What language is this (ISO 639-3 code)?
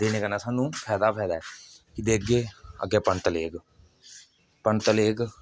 doi